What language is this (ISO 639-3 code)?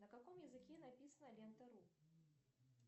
rus